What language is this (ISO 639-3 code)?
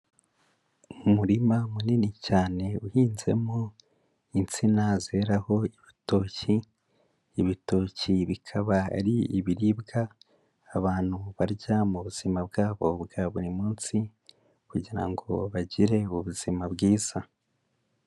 kin